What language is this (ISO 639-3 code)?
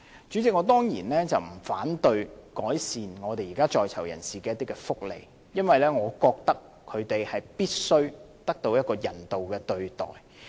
yue